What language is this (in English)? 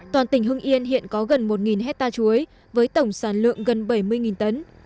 Vietnamese